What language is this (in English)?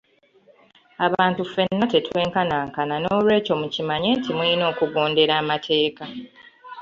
Ganda